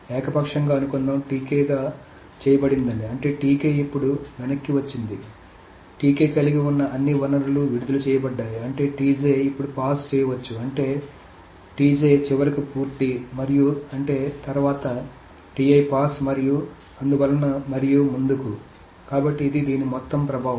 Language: Telugu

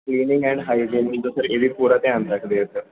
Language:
Punjabi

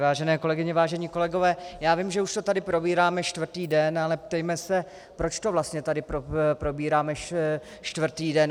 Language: Czech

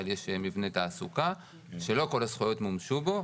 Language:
Hebrew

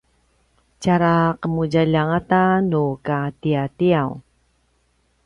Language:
Paiwan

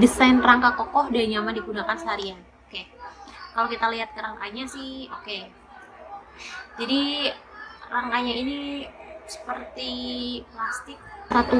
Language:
Indonesian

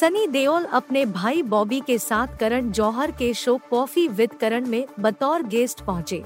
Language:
Hindi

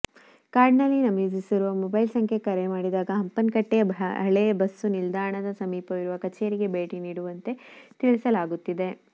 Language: Kannada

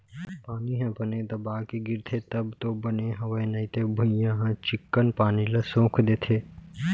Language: Chhattisgarhi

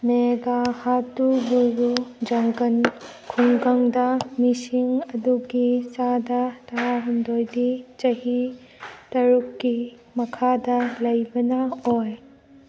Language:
Manipuri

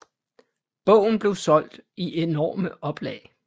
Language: Danish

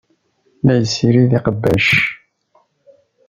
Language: Kabyle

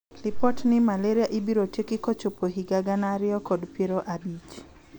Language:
Luo (Kenya and Tanzania)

